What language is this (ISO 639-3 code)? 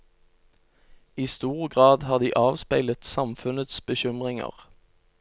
nor